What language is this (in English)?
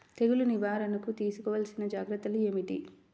Telugu